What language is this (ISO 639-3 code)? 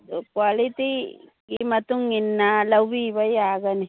mni